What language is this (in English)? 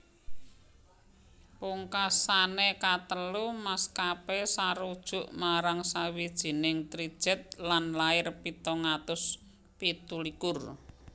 Javanese